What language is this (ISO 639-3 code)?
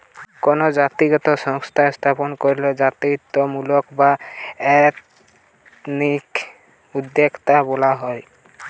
ben